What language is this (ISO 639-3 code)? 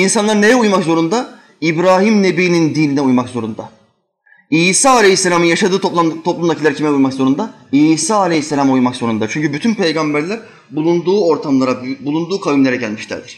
tur